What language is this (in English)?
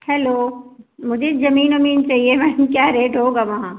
Hindi